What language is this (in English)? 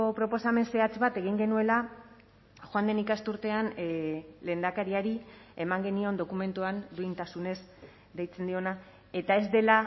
Basque